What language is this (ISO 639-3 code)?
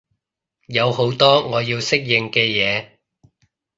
yue